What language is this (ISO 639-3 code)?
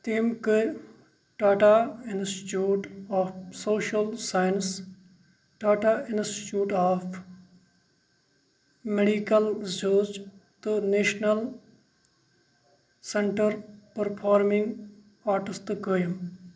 kas